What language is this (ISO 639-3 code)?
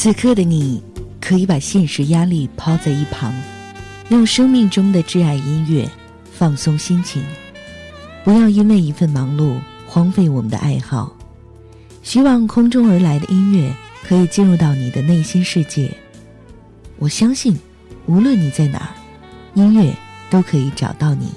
zho